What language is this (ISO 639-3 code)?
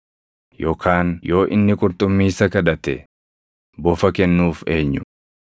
orm